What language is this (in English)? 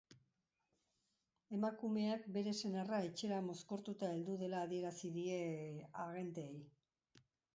Basque